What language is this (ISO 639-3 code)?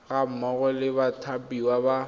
tsn